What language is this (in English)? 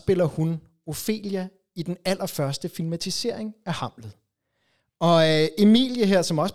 Danish